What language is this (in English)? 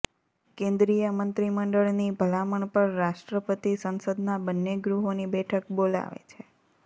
Gujarati